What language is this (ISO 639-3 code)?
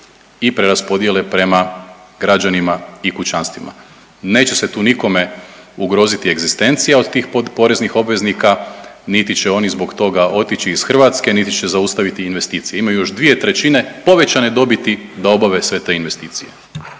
hrv